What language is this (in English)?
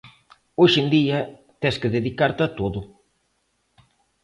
Galician